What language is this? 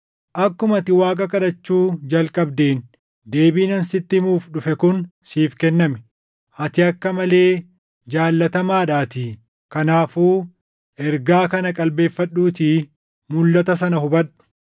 Oromo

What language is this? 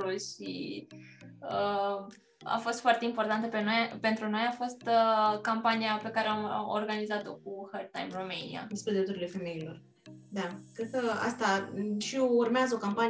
Romanian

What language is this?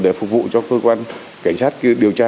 Vietnamese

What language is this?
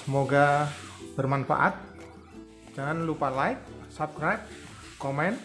Indonesian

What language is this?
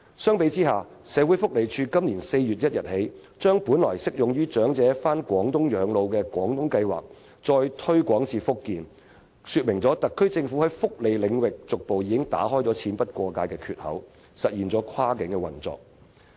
Cantonese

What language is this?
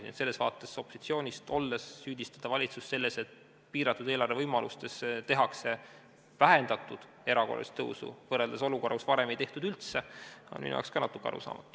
Estonian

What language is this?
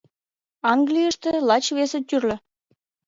Mari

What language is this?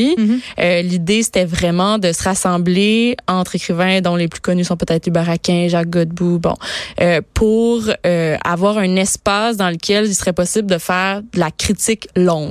French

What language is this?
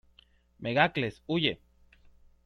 Spanish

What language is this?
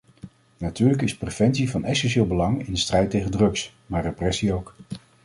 Dutch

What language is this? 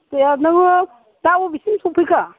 Bodo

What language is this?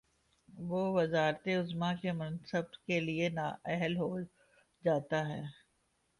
Urdu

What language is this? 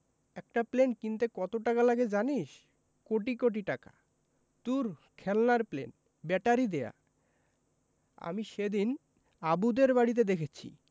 Bangla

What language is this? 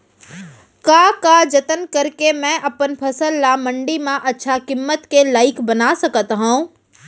Chhattisgarhi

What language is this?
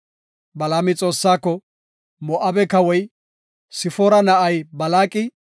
Gofa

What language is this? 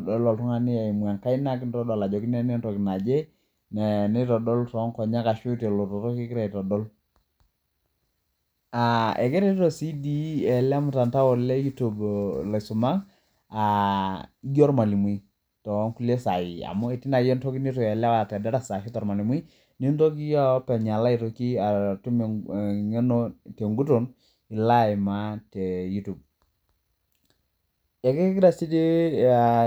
Masai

